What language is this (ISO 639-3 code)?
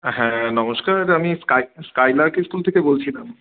ben